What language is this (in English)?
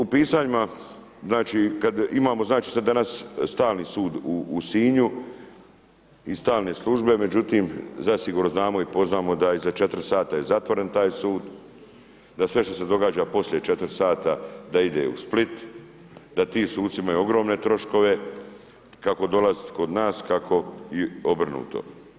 Croatian